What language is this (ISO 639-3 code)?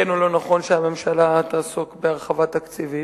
heb